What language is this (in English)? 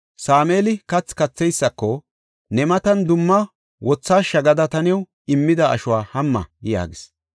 Gofa